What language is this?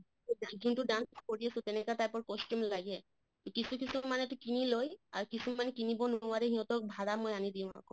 Assamese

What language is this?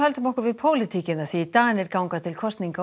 Icelandic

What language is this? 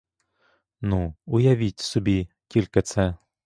Ukrainian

